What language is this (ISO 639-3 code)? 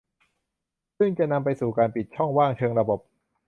tha